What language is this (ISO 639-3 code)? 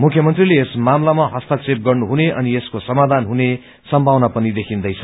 nep